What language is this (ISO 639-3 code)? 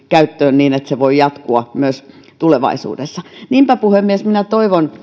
fin